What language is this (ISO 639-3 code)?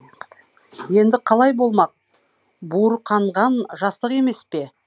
kaz